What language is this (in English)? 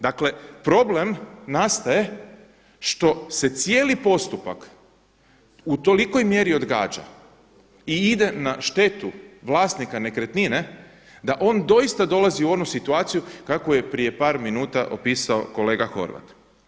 Croatian